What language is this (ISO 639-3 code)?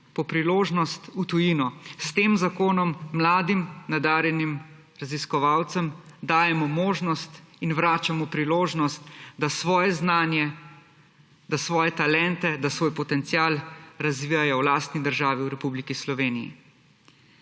slv